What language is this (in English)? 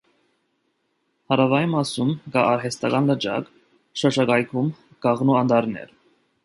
Armenian